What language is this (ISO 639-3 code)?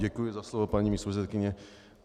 ces